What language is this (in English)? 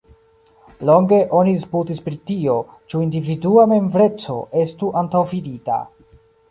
Esperanto